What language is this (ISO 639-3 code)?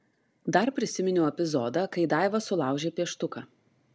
lit